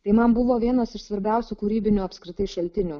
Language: Lithuanian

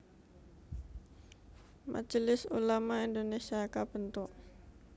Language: Javanese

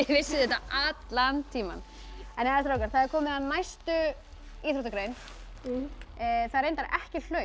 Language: Icelandic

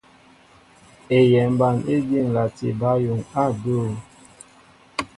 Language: Mbo (Cameroon)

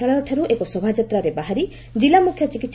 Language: Odia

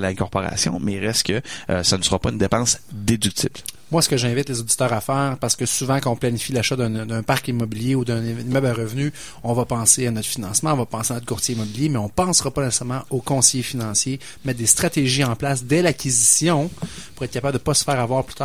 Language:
French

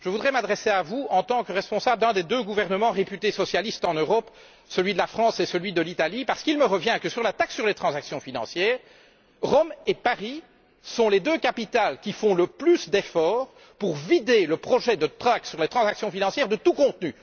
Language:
French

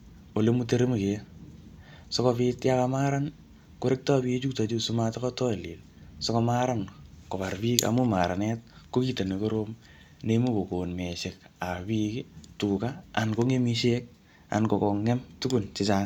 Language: Kalenjin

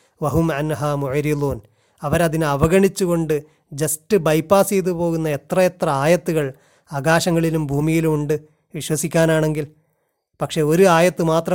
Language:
Malayalam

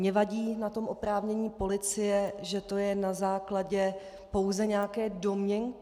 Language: Czech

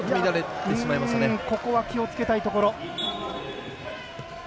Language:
Japanese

